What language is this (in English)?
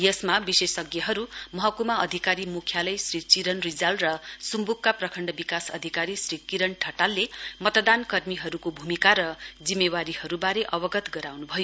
Nepali